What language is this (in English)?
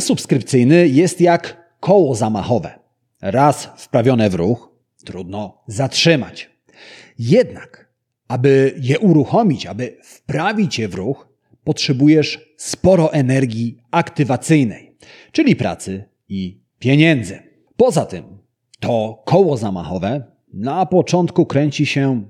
Polish